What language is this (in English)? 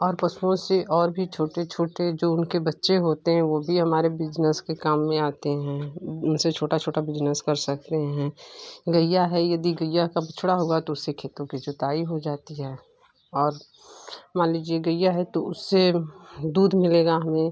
Hindi